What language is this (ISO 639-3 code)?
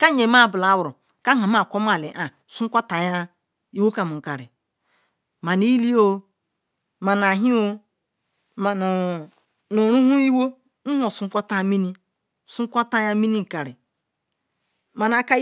ikw